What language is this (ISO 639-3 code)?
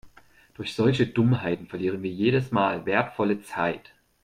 deu